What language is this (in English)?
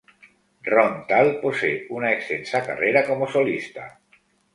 Spanish